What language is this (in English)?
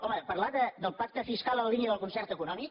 Catalan